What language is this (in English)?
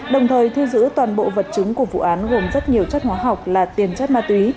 Vietnamese